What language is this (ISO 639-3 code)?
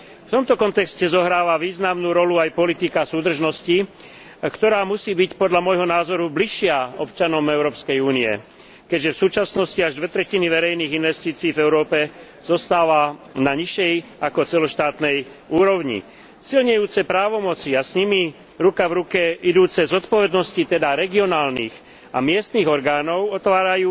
slk